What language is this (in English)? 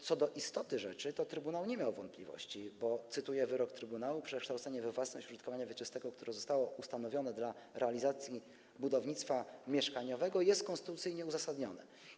Polish